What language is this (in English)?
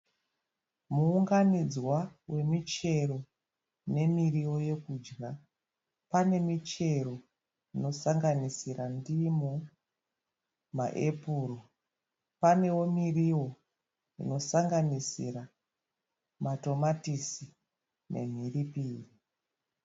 Shona